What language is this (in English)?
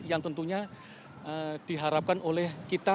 Indonesian